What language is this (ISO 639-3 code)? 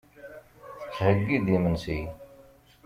kab